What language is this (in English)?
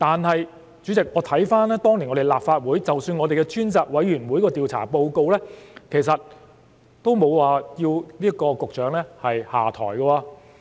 Cantonese